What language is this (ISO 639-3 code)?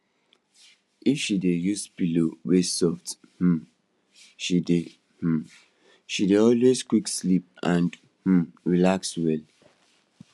pcm